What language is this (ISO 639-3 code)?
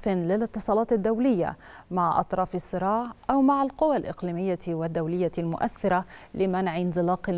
ara